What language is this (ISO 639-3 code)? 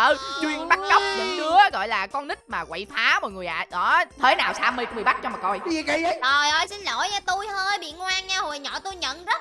vie